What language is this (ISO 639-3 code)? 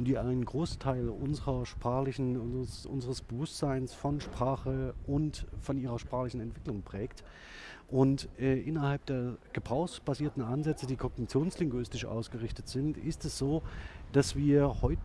deu